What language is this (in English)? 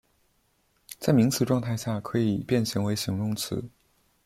Chinese